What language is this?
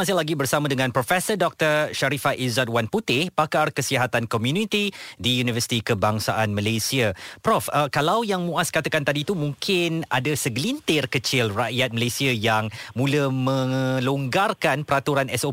Malay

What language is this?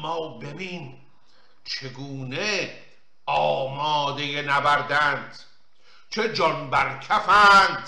Persian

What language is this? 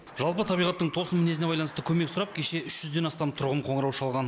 Kazakh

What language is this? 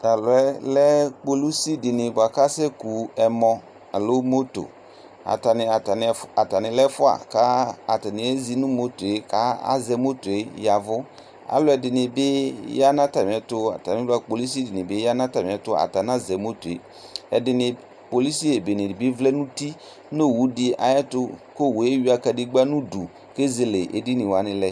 Ikposo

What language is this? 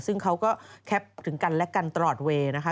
Thai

